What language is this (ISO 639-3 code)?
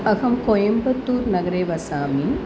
san